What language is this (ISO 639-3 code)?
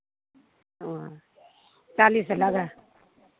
mai